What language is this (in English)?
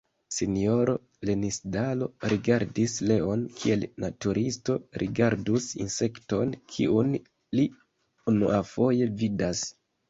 Esperanto